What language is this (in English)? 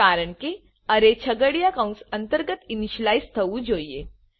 Gujarati